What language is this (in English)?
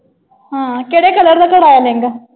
Punjabi